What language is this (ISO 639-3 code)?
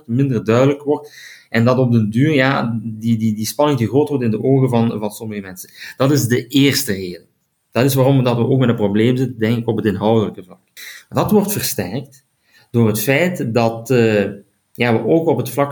nld